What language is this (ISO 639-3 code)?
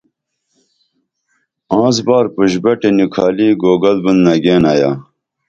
dml